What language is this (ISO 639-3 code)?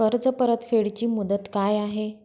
mar